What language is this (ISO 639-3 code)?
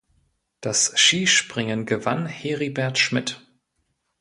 deu